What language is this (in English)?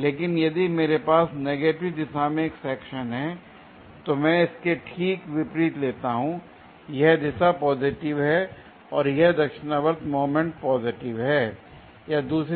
Hindi